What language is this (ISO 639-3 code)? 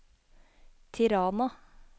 nor